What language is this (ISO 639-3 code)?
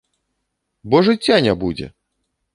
bel